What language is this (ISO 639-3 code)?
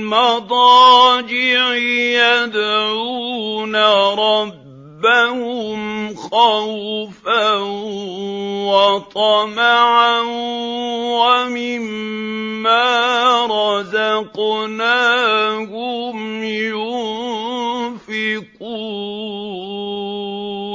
ara